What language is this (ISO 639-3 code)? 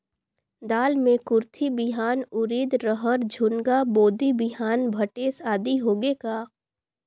hne